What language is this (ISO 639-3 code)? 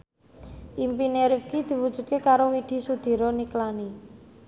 jav